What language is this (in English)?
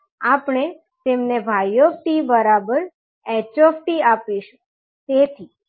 Gujarati